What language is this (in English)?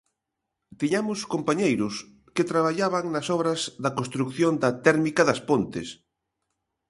Galician